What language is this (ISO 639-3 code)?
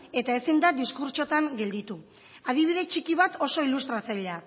eus